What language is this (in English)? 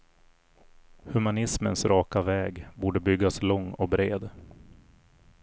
Swedish